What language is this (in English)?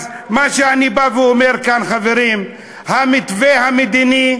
Hebrew